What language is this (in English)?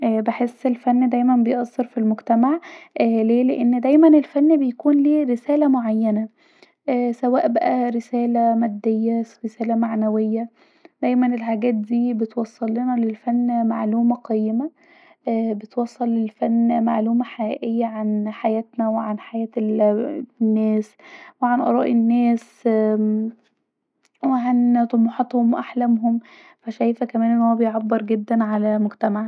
Egyptian Arabic